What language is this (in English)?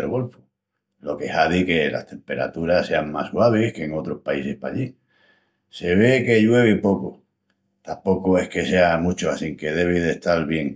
Extremaduran